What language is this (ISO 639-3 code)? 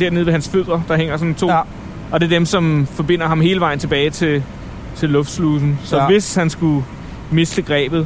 dan